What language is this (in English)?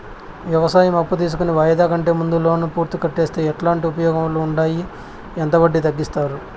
Telugu